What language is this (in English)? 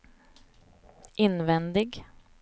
Swedish